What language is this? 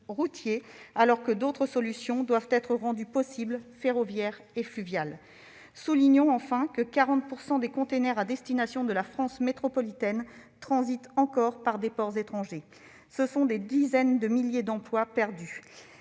French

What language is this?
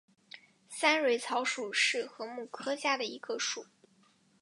Chinese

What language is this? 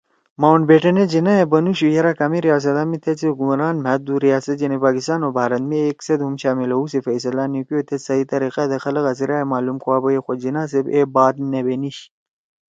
Torwali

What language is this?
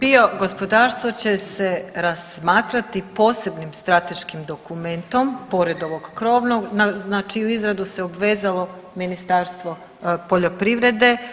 Croatian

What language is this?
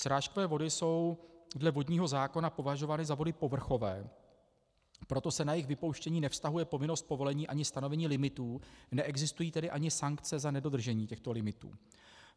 Czech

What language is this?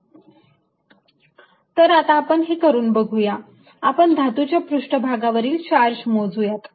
Marathi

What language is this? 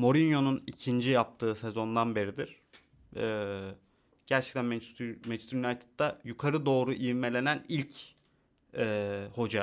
Turkish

